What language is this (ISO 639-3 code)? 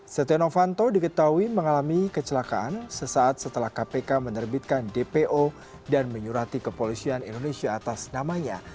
ind